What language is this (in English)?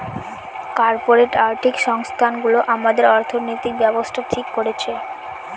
Bangla